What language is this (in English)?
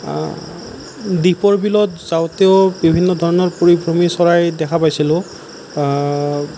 Assamese